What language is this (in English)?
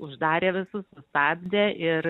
Lithuanian